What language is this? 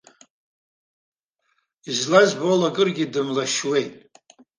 Abkhazian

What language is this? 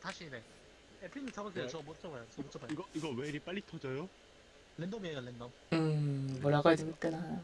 Korean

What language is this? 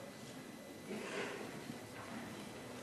Hebrew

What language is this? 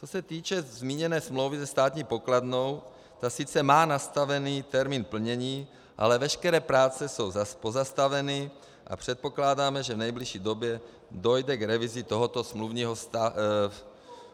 Czech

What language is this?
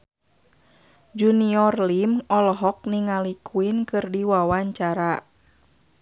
Sundanese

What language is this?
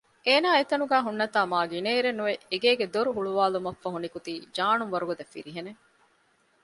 Divehi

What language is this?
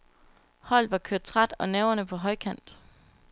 Danish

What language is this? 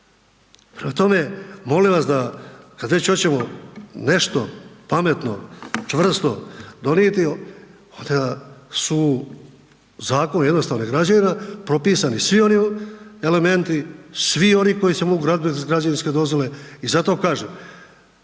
Croatian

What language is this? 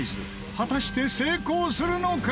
Japanese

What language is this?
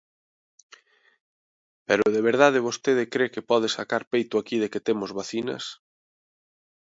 Galician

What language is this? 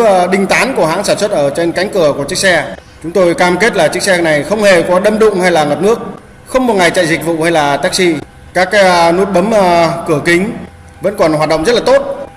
Vietnamese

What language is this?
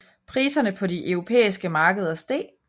Danish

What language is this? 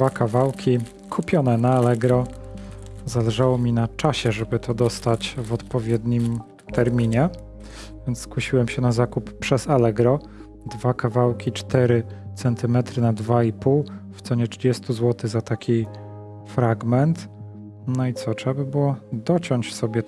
Polish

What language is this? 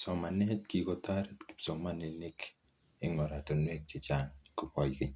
Kalenjin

